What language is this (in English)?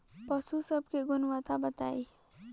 Bhojpuri